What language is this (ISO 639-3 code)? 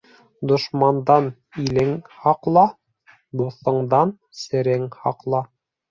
bak